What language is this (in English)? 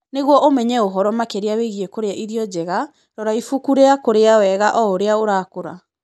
Kikuyu